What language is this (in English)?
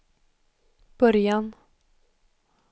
Swedish